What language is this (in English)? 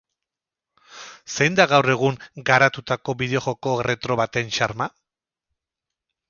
Basque